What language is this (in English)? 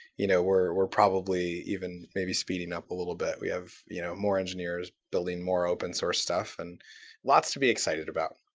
English